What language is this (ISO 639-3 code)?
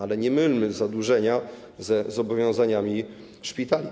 pol